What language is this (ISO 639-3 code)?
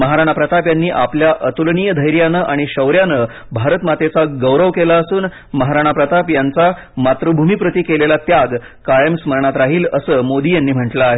mar